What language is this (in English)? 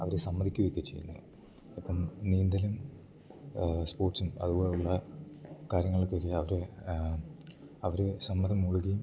Malayalam